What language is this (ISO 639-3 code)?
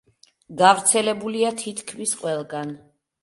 kat